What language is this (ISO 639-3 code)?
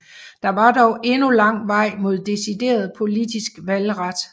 dan